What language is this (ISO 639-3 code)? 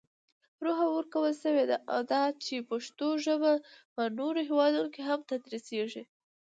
pus